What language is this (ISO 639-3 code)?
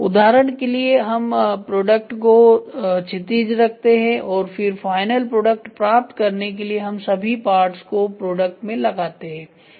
hin